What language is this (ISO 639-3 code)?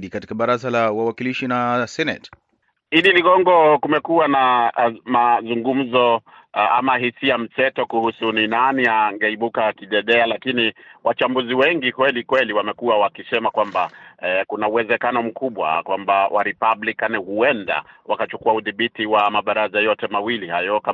swa